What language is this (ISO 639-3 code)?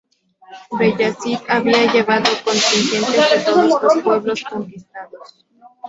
spa